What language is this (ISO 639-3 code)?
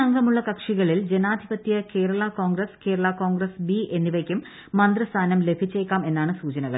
mal